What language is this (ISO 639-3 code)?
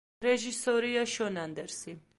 kat